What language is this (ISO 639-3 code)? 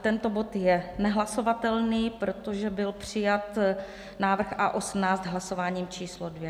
ces